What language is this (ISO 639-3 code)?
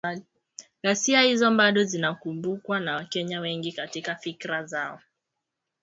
swa